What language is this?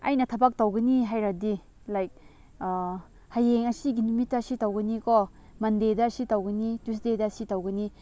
Manipuri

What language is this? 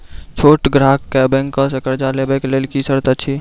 Maithili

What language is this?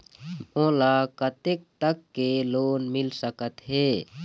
Chhattisgarhi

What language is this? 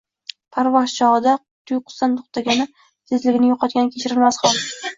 Uzbek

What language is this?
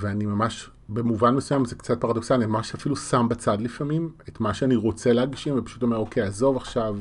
Hebrew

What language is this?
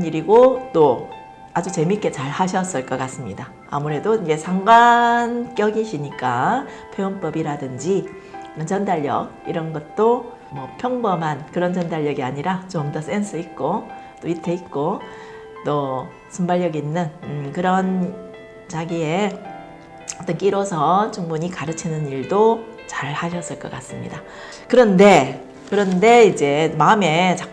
Korean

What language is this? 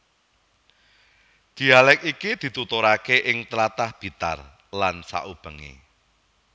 Javanese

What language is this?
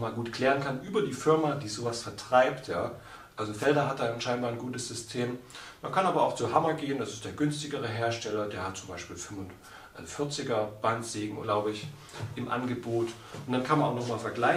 German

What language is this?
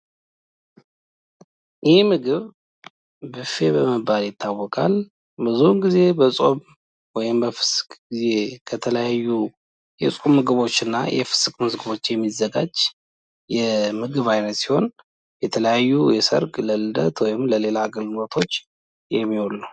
Amharic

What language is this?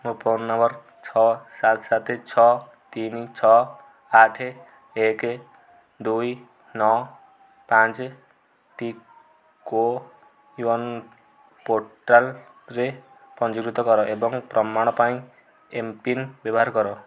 Odia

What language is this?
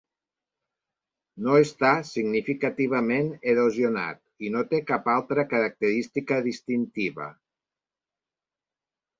Catalan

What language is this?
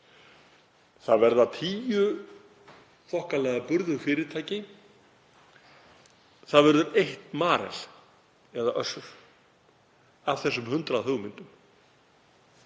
Icelandic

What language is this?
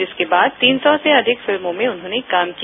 Hindi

